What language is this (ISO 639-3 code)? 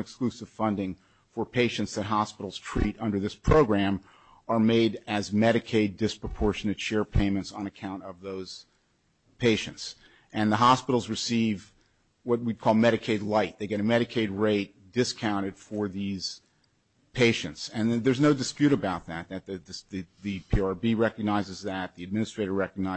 eng